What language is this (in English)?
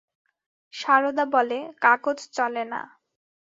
Bangla